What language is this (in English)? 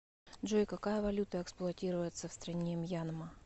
Russian